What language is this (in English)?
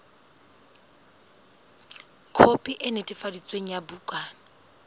Southern Sotho